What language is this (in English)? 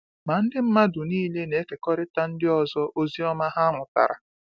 Igbo